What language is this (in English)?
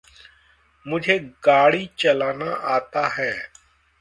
Hindi